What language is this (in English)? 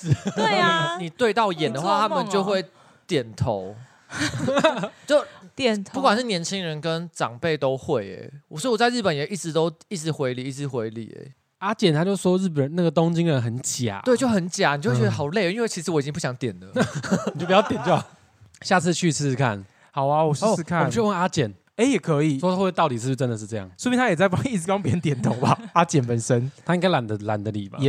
Chinese